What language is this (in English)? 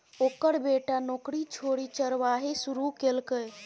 Maithili